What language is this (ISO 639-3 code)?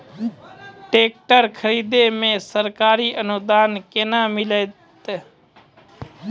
mai